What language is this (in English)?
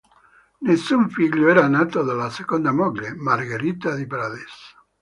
Italian